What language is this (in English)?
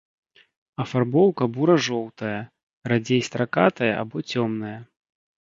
Belarusian